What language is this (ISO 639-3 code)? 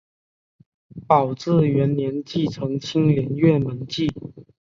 zho